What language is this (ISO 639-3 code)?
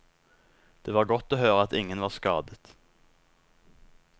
nor